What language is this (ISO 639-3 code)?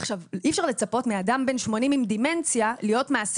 heb